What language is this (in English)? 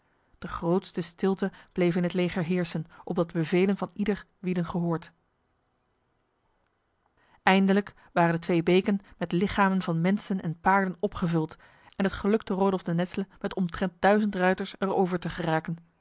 Dutch